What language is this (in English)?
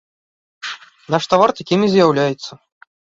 Belarusian